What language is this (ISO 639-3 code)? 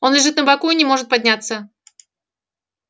rus